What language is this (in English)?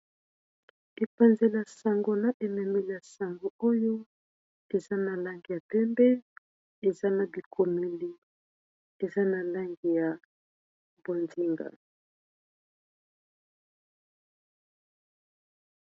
Lingala